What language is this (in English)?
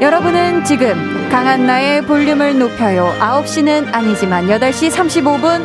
Korean